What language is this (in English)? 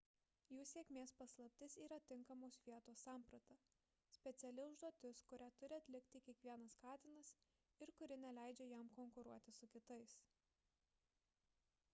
Lithuanian